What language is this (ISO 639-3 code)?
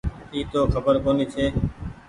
gig